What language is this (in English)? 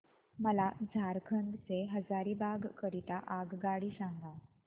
Marathi